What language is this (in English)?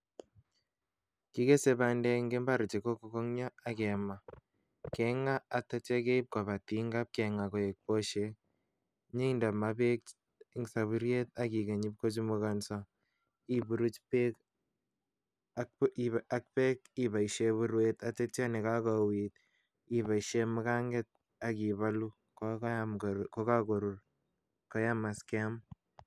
Kalenjin